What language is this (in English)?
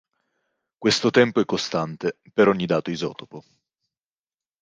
Italian